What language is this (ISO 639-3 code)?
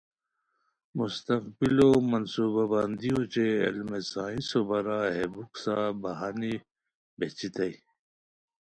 khw